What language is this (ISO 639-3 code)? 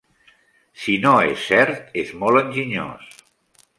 cat